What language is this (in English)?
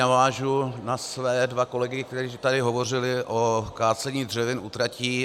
Czech